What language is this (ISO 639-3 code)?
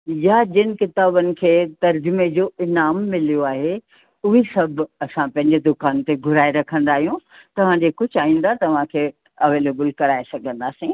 snd